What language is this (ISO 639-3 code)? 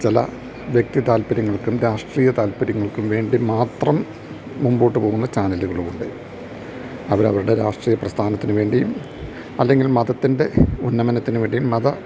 mal